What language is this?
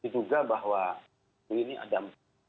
Indonesian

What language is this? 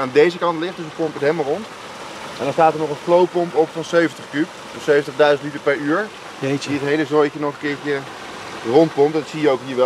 Dutch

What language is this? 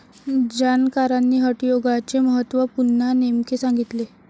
Marathi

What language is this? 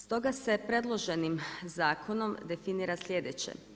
Croatian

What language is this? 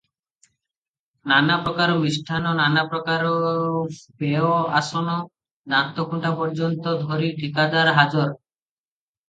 Odia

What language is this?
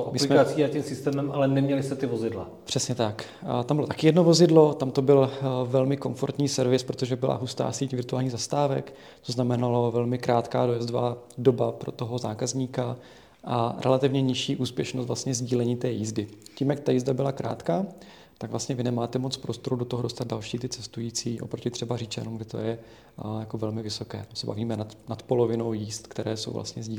Czech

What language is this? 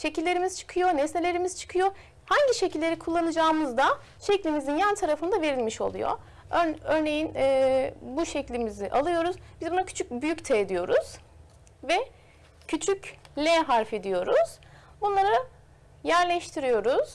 Turkish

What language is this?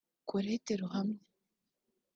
Kinyarwanda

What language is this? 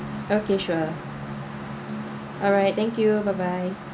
English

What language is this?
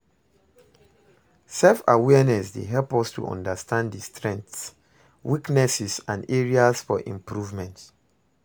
Nigerian Pidgin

